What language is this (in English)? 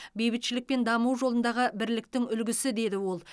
Kazakh